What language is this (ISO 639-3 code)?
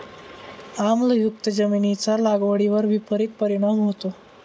mar